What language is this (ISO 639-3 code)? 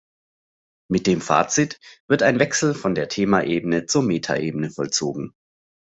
deu